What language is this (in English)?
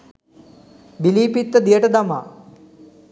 Sinhala